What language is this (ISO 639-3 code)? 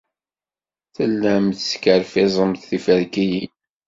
kab